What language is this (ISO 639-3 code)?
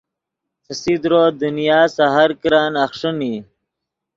ydg